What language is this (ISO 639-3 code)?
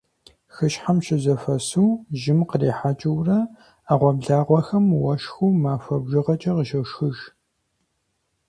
kbd